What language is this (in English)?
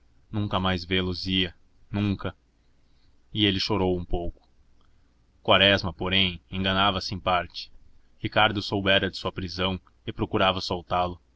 Portuguese